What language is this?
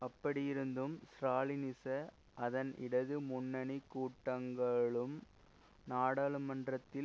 Tamil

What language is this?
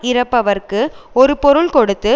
Tamil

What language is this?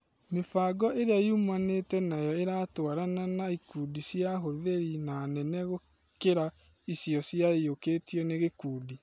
Kikuyu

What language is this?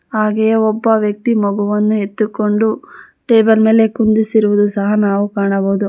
Kannada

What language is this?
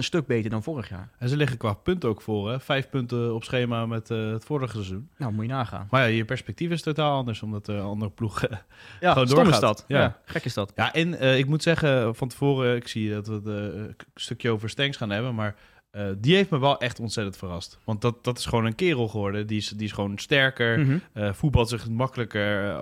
Dutch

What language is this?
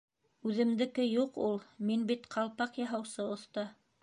Bashkir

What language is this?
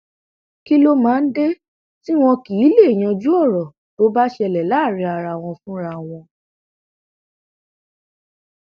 Yoruba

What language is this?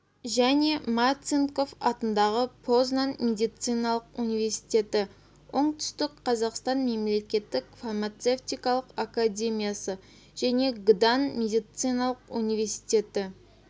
Kazakh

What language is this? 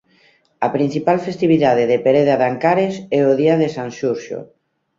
Galician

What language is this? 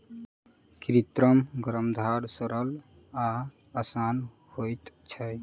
Maithili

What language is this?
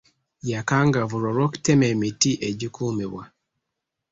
Ganda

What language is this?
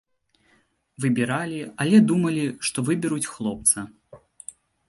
Belarusian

